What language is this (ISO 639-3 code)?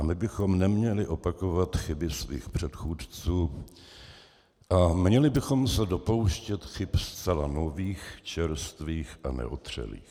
ces